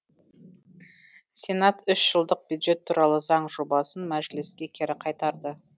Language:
Kazakh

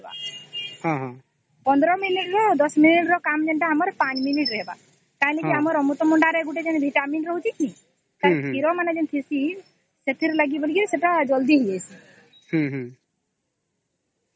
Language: Odia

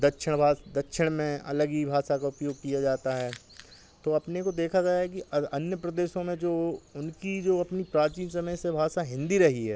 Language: Hindi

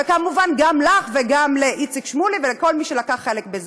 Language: Hebrew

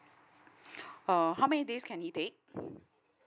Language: English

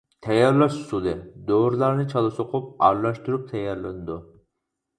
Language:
Uyghur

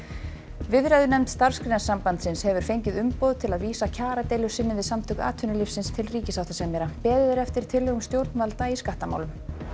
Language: Icelandic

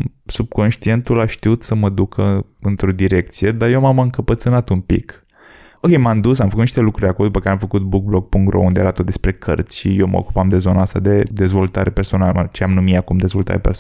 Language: Romanian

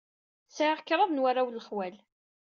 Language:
Kabyle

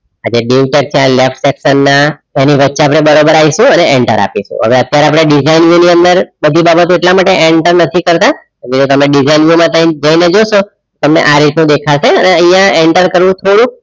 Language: Gujarati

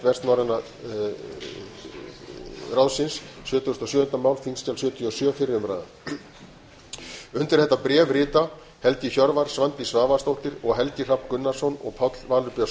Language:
Icelandic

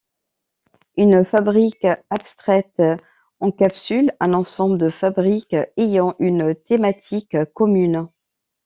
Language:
French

